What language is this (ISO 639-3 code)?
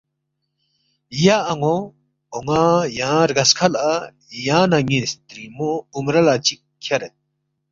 bft